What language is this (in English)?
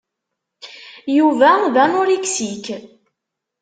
Kabyle